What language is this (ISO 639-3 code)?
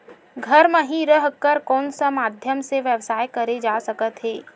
hne